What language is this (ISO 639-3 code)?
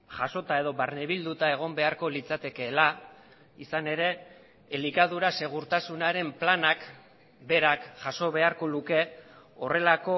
eus